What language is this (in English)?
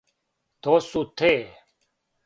Serbian